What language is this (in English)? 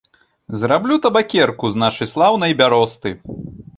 Belarusian